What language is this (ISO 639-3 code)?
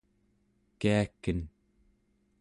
esu